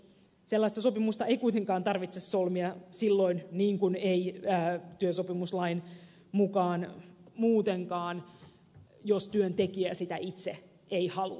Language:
Finnish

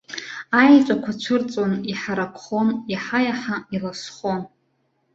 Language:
Abkhazian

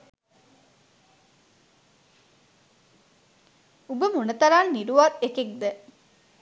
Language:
Sinhala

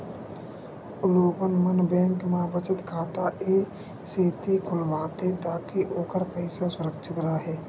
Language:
Chhattisgarhi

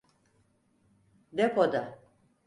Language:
Turkish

